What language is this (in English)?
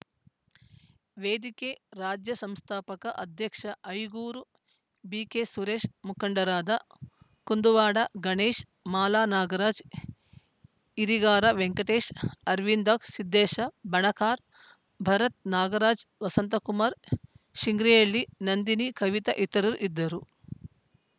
Kannada